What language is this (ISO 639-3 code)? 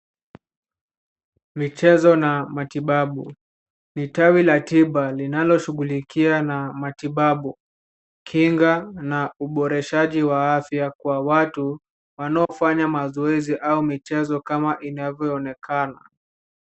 swa